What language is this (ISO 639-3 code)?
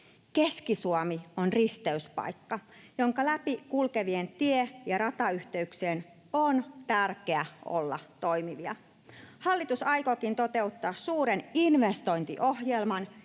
fin